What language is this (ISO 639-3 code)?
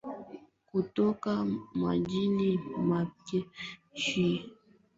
swa